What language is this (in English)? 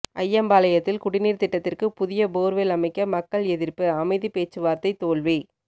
Tamil